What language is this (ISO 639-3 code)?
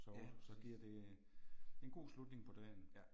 dan